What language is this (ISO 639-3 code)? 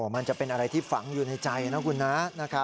tha